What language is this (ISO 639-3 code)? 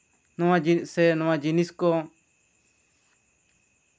sat